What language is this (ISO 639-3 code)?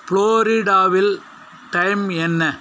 tam